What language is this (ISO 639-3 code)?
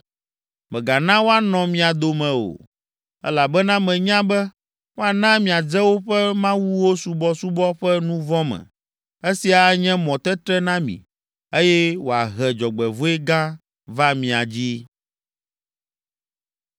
ewe